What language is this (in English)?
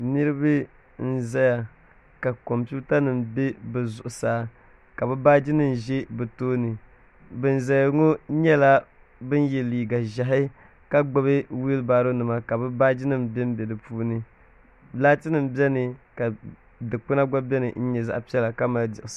Dagbani